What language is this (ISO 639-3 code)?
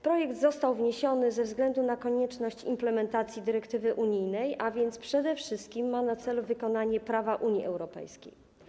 pol